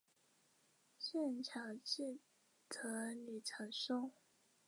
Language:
Chinese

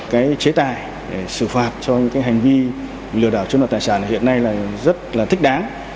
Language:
Vietnamese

